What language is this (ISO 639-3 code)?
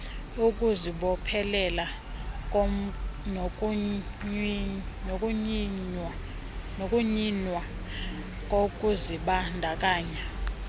xho